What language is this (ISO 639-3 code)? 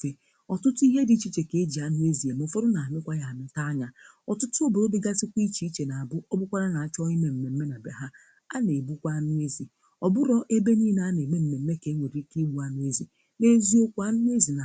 ibo